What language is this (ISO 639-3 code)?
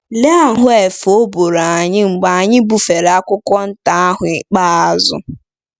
ibo